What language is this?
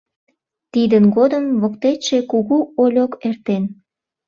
Mari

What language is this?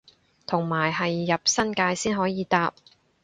Cantonese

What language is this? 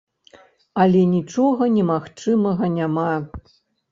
Belarusian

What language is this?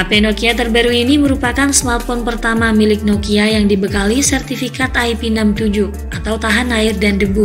Indonesian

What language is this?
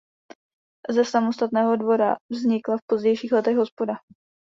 Czech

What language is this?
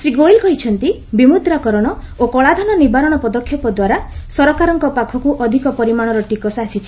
Odia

